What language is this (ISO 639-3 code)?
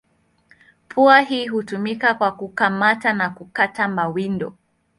swa